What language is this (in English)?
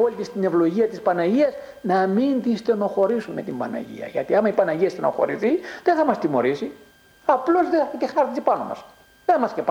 Greek